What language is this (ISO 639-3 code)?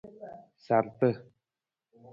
nmz